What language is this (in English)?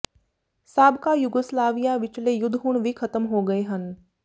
Punjabi